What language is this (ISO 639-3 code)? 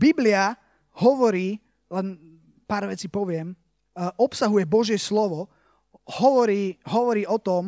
slk